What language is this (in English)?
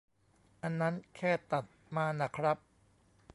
Thai